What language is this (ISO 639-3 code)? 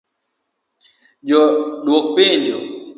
luo